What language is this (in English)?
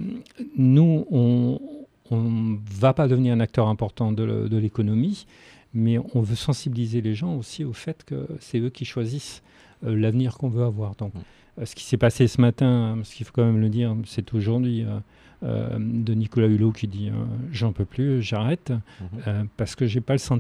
French